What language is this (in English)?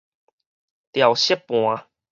Min Nan Chinese